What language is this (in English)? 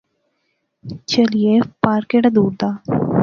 Pahari-Potwari